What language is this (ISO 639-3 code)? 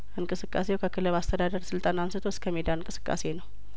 amh